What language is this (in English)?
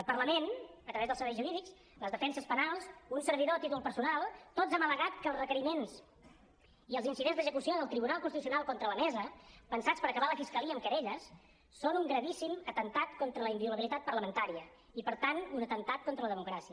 Catalan